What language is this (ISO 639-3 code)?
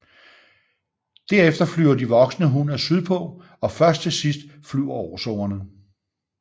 dan